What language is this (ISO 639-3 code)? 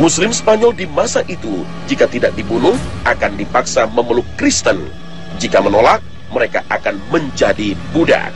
ind